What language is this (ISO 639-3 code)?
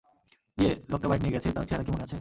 ben